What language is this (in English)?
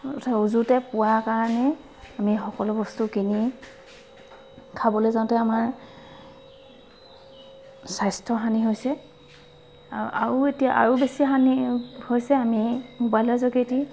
Assamese